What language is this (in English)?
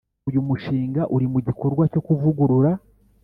Kinyarwanda